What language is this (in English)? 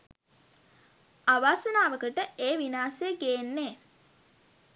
Sinhala